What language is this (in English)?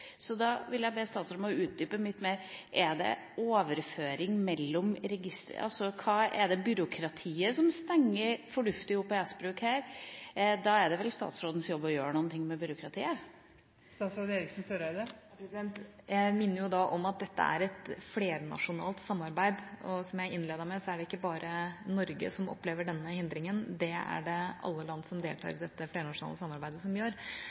Norwegian